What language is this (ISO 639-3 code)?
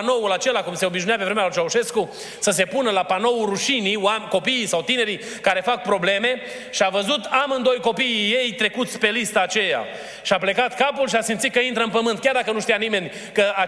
ron